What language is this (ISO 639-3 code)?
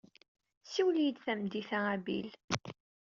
kab